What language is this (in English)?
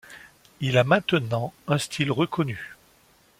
French